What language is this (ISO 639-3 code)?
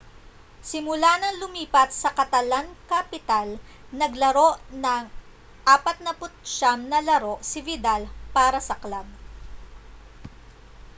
fil